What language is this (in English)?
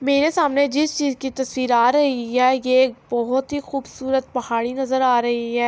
Urdu